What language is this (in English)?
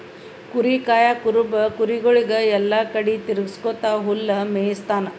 Kannada